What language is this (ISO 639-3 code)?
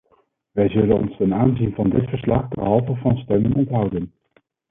nld